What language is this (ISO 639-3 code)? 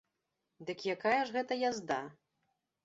bel